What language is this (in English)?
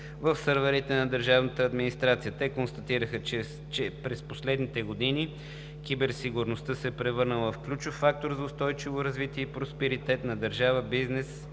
Bulgarian